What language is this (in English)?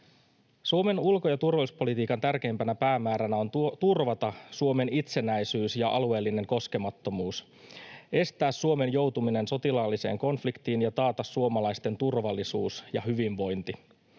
Finnish